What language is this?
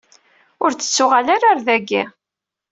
Kabyle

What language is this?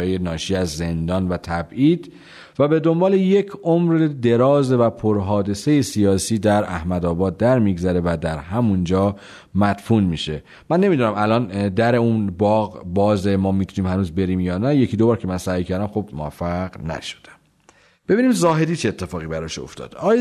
Persian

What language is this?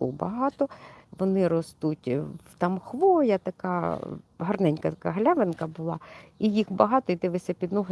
Ukrainian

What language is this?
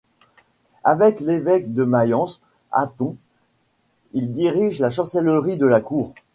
French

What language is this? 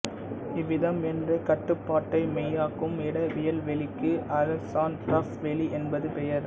Tamil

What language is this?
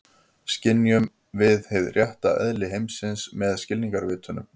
Icelandic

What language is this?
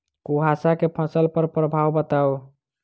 Maithili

